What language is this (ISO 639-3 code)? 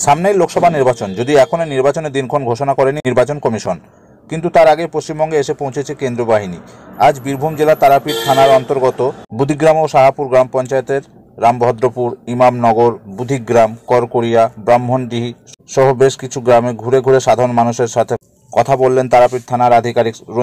tha